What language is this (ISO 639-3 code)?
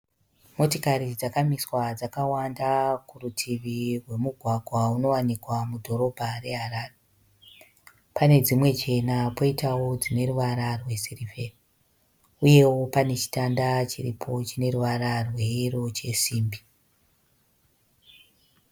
sna